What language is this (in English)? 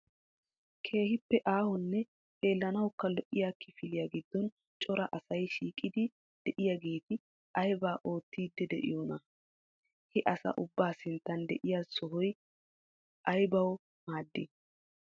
Wolaytta